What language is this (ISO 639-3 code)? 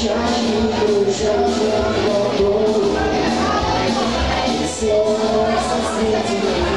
ukr